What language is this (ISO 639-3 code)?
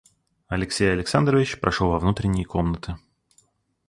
rus